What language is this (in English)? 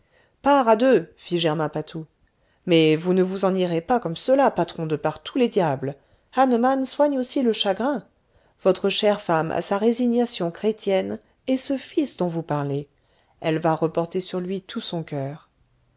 French